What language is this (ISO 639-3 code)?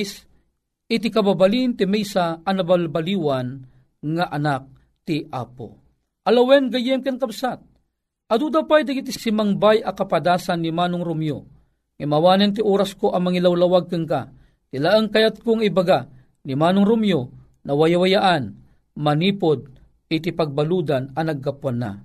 fil